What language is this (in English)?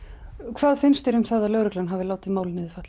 Icelandic